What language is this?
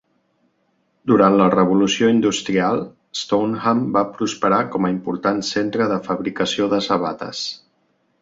Catalan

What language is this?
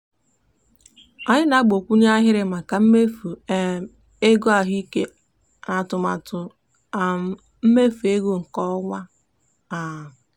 Igbo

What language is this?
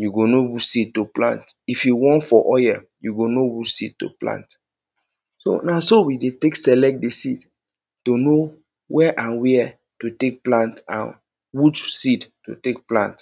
Nigerian Pidgin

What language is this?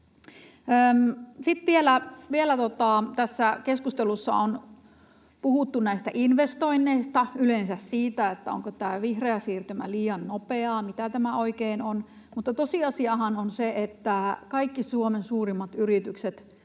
Finnish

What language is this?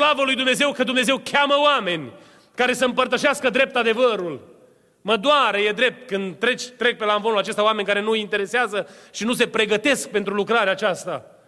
Romanian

